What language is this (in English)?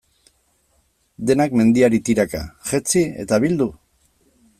Basque